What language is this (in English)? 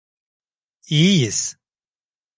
Turkish